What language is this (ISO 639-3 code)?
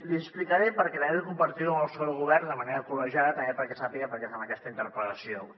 cat